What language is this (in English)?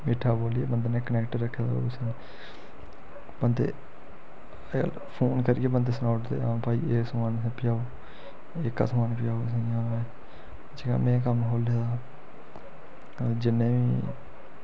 Dogri